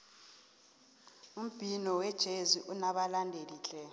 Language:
South Ndebele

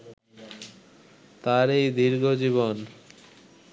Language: Bangla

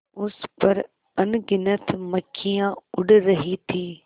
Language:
Hindi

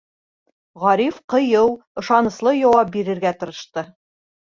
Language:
Bashkir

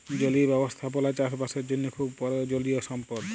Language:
Bangla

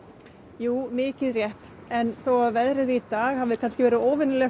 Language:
Icelandic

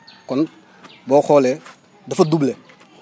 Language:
Wolof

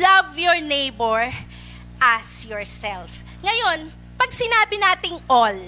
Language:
Filipino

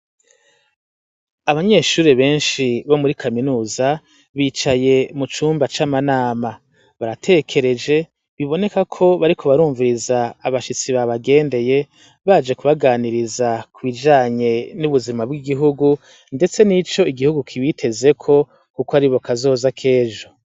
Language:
Rundi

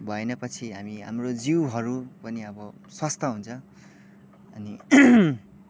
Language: Nepali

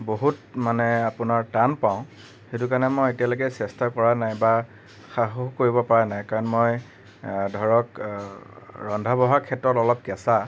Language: Assamese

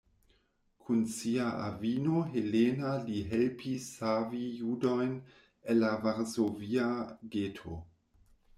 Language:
Esperanto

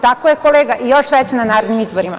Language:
Serbian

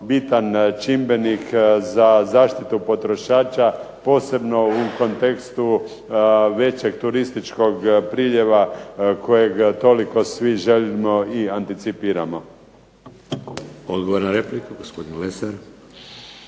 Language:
Croatian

